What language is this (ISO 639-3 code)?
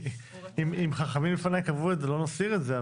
heb